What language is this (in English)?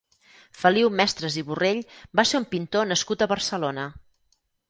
Catalan